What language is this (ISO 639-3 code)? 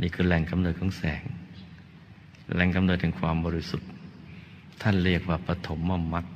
tha